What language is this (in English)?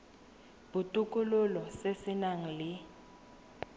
Tswana